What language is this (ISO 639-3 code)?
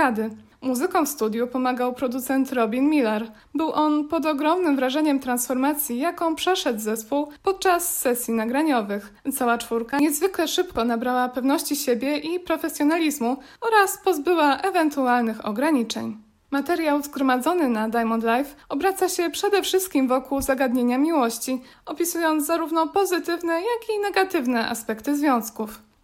pol